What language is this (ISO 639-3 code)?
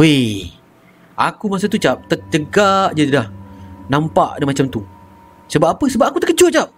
msa